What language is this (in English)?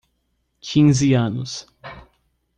Portuguese